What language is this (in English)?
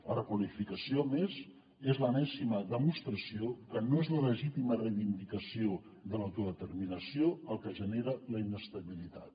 Catalan